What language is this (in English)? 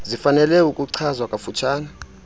Xhosa